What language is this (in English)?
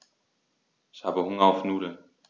German